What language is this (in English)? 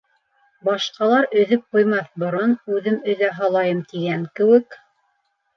Bashkir